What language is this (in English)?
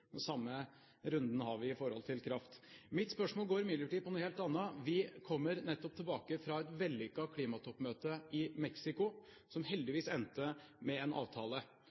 Norwegian Bokmål